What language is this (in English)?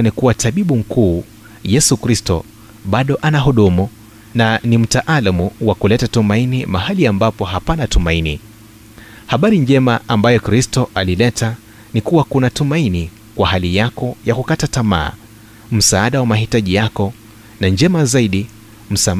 Swahili